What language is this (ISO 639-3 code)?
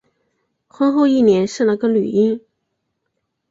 zho